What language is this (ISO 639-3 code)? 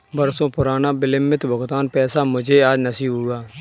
hin